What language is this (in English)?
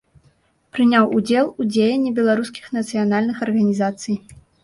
Belarusian